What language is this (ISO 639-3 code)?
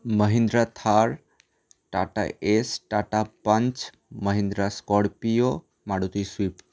ben